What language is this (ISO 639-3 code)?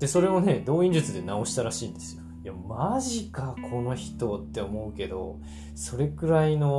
jpn